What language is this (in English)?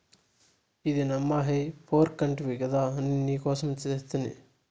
Telugu